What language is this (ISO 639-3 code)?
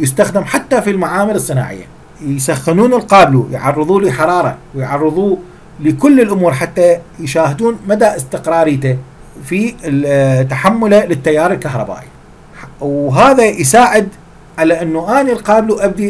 ara